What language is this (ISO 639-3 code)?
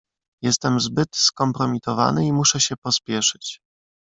pol